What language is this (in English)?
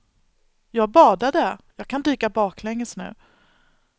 Swedish